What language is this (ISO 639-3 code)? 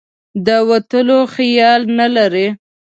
pus